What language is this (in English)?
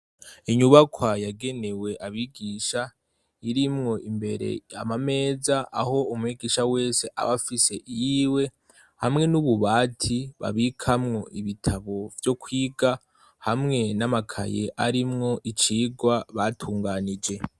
Rundi